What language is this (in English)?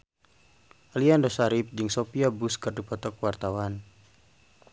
Sundanese